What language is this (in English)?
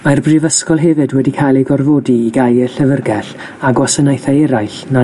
Welsh